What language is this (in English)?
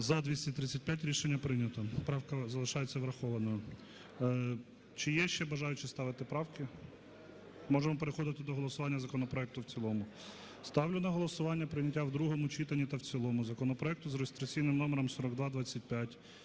Ukrainian